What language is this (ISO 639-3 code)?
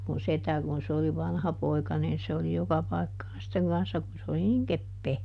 fin